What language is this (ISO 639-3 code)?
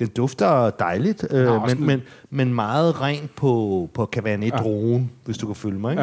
dan